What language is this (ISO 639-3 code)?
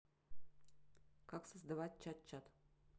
rus